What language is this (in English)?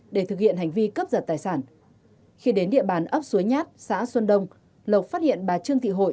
Vietnamese